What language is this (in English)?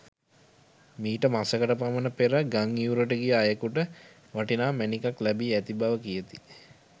Sinhala